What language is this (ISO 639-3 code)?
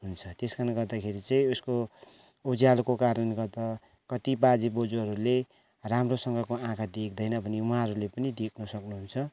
nep